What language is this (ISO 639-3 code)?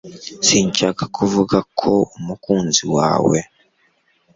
kin